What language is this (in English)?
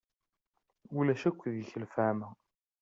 Kabyle